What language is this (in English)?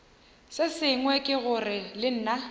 Northern Sotho